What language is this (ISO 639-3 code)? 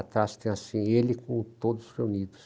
por